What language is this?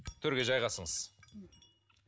Kazakh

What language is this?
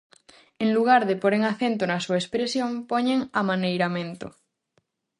Galician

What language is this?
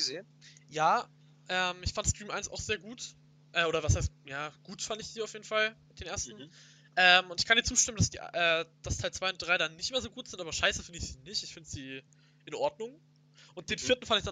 German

